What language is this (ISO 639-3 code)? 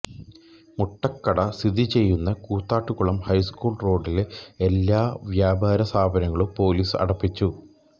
mal